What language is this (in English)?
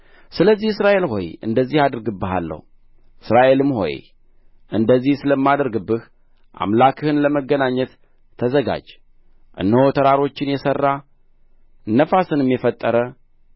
Amharic